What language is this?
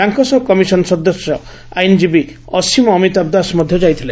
Odia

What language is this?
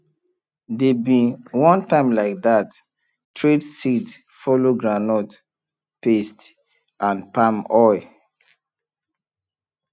Nigerian Pidgin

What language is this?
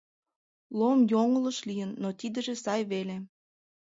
Mari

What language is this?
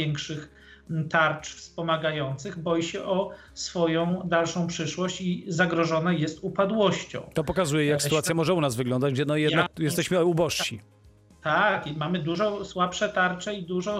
Polish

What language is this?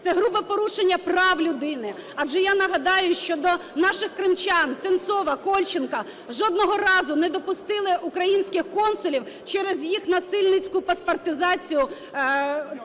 Ukrainian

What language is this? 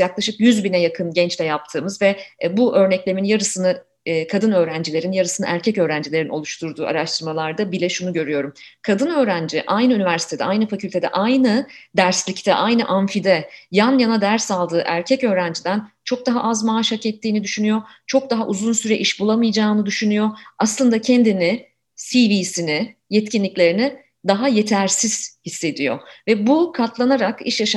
Turkish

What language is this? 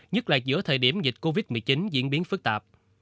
Vietnamese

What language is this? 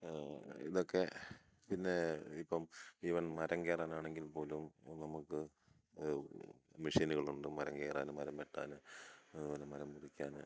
Malayalam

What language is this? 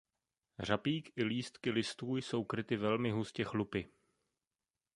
Czech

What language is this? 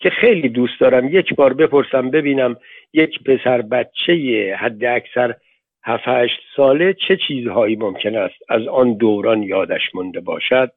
Persian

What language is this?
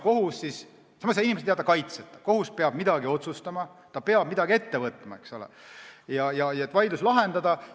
Estonian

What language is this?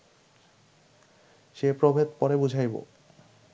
Bangla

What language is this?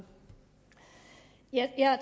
Danish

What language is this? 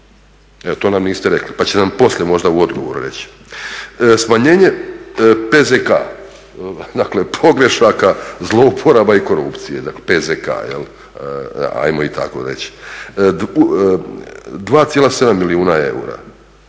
Croatian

